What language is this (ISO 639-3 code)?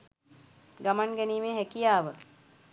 sin